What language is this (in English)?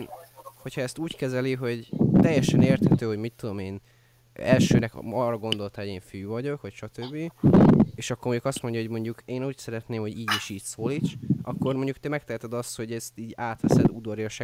Hungarian